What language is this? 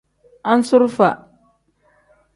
Tem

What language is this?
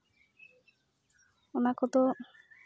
Santali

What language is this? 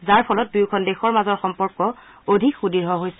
Assamese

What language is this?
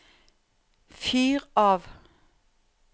Norwegian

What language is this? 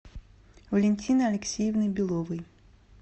Russian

